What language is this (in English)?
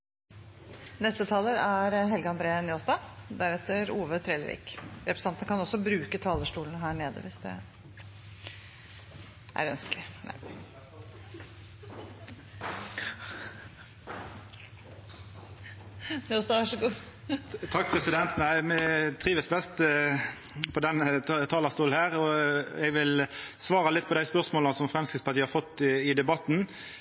Norwegian